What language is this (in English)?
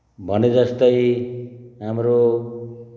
Nepali